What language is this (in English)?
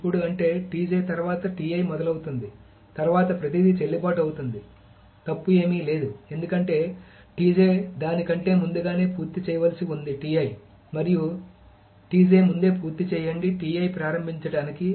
Telugu